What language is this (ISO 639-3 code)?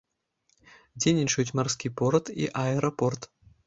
bel